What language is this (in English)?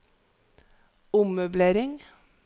Norwegian